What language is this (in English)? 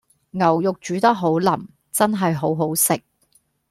Cantonese